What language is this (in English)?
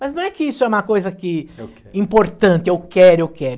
Portuguese